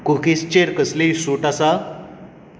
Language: Konkani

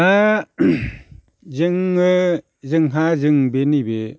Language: Bodo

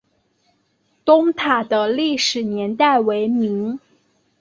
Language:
Chinese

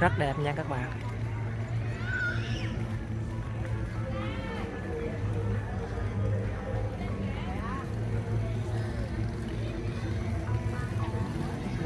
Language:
Vietnamese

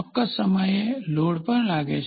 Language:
Gujarati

